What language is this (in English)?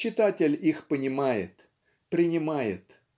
Russian